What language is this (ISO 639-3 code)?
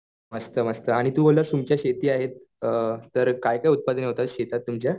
mar